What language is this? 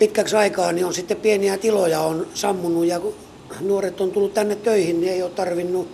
Finnish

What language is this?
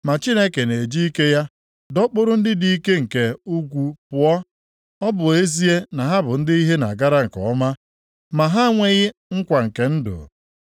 Igbo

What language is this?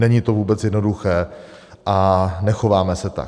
Czech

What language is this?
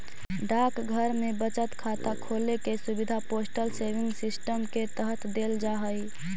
Magahi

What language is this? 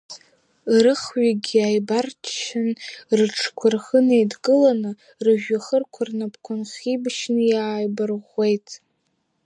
Abkhazian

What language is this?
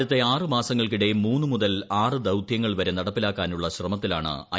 Malayalam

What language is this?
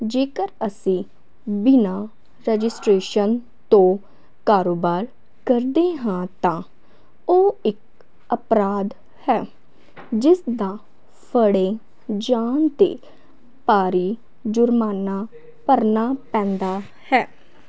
Punjabi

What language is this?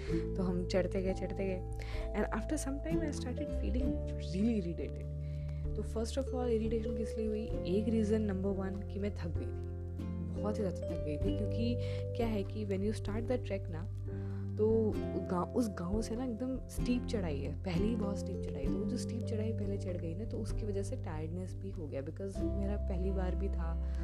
Hindi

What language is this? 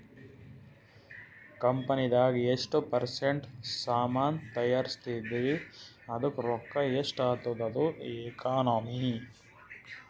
Kannada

